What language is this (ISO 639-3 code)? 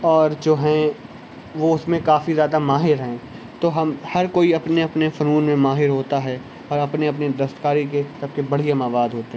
urd